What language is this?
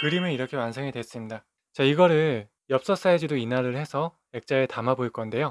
Korean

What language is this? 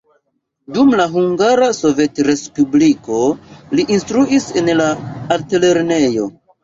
Esperanto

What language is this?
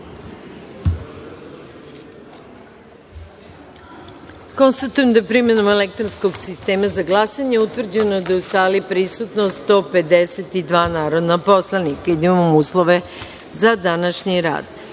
Serbian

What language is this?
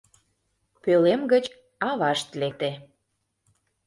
Mari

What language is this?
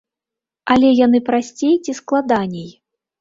Belarusian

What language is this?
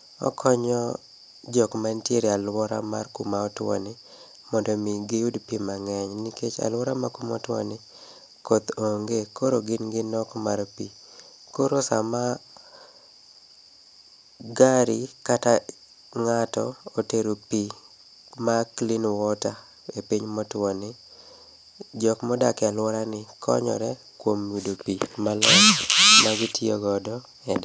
Luo (Kenya and Tanzania)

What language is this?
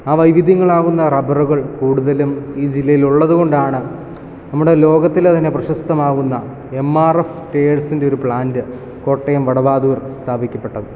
Malayalam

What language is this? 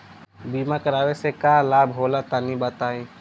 Bhojpuri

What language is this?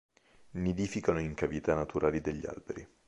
Italian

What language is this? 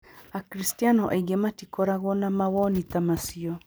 Kikuyu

